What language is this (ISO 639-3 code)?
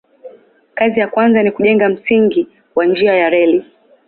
swa